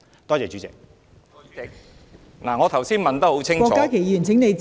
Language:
Cantonese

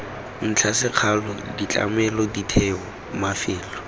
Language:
Tswana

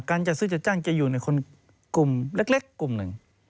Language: Thai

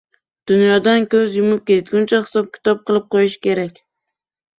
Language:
Uzbek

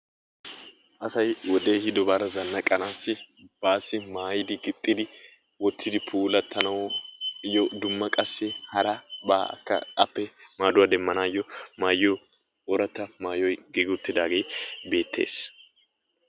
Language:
Wolaytta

